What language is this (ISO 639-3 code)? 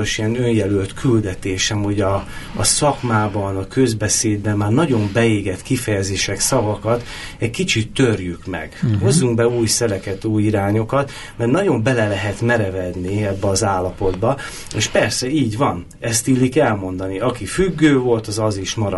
hun